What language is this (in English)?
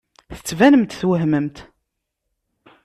Kabyle